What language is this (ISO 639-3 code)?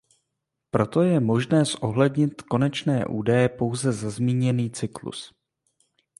ces